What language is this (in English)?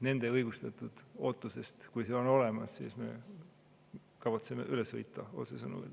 Estonian